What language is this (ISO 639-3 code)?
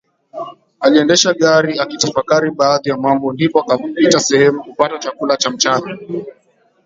swa